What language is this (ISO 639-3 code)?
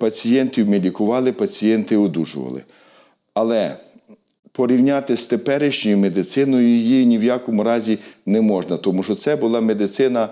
ukr